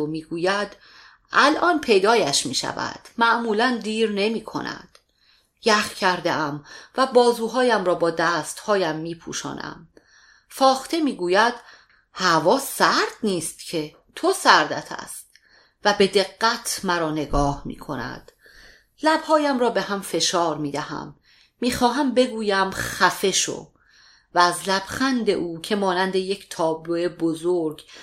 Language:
Persian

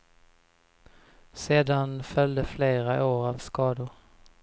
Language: Swedish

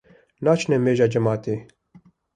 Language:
Kurdish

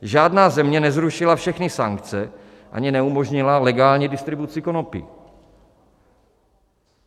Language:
Czech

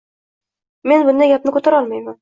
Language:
Uzbek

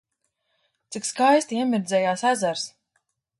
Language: Latvian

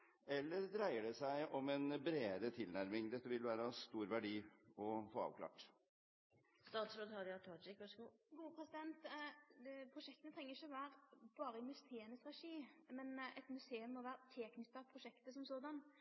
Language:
Norwegian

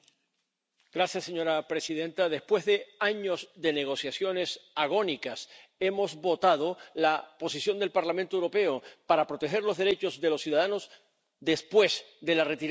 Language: Spanish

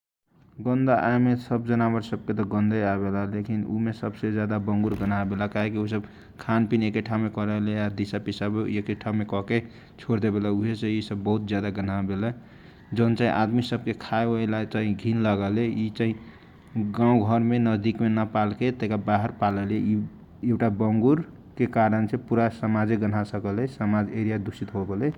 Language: Kochila Tharu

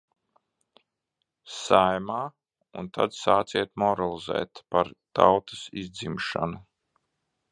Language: Latvian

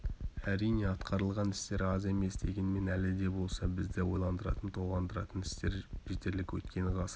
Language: Kazakh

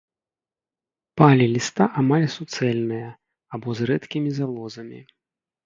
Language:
Belarusian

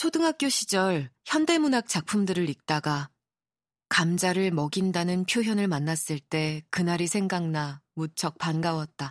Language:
Korean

